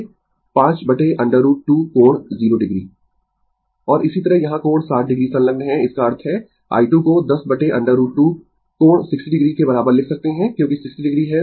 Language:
Hindi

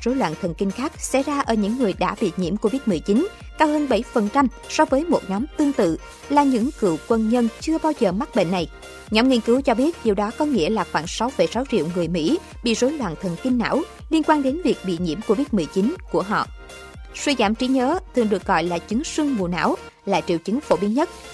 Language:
Vietnamese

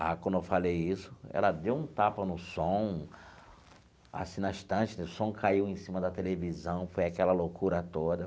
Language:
Portuguese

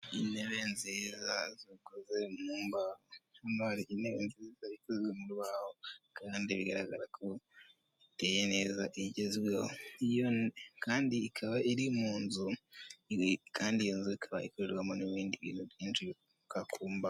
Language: Kinyarwanda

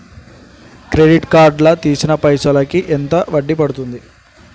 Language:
Telugu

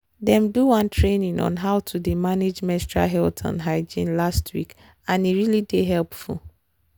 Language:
Nigerian Pidgin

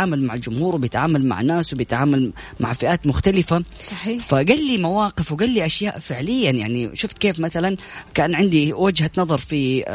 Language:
Arabic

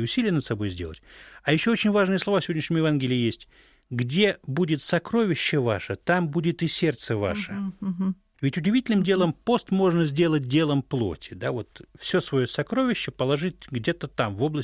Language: Russian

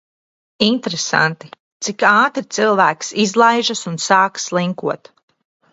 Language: Latvian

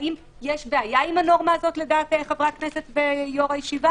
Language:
Hebrew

